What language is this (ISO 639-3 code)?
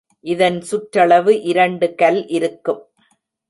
tam